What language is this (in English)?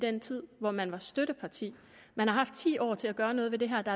Danish